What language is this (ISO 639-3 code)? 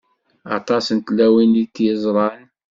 kab